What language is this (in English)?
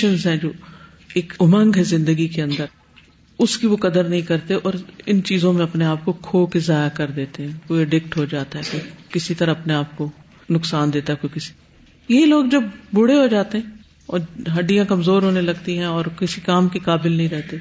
Urdu